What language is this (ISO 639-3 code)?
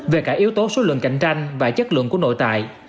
vie